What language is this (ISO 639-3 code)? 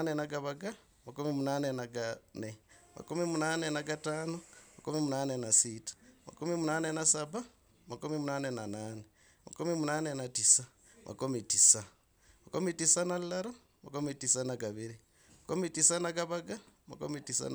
rag